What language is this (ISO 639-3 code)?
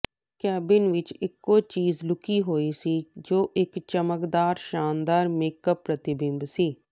pan